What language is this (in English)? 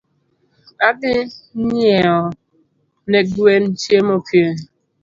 Luo (Kenya and Tanzania)